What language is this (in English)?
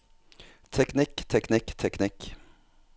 Norwegian